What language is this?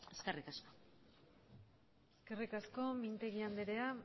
Basque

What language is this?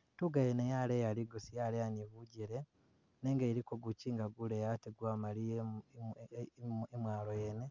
Masaaba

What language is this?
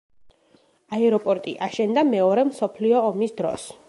Georgian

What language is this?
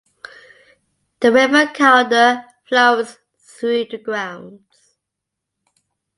English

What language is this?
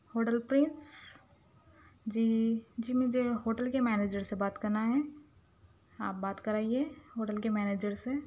Urdu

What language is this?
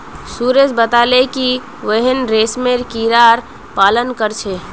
Magahi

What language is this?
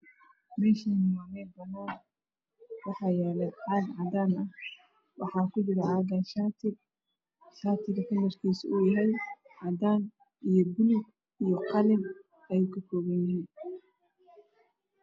Somali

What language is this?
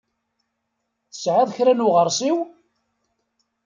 Kabyle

